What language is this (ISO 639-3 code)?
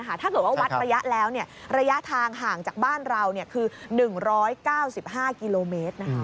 tha